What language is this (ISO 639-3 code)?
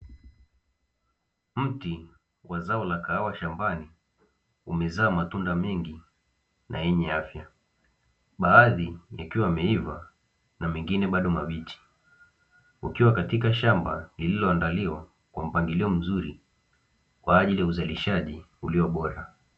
swa